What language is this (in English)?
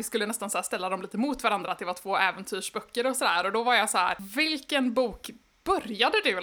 Swedish